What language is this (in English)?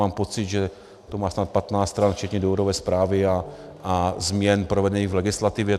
Czech